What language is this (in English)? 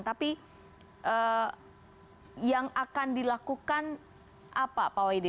Indonesian